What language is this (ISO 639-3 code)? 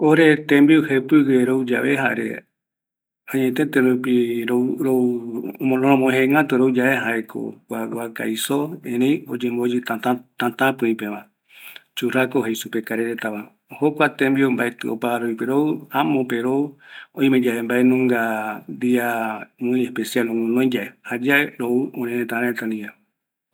gui